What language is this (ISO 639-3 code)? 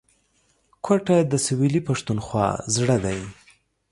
pus